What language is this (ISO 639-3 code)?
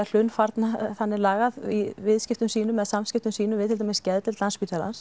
isl